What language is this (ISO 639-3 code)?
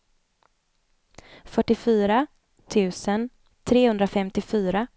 swe